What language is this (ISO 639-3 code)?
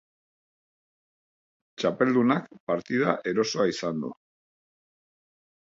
eus